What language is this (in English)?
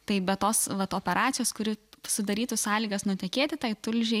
Lithuanian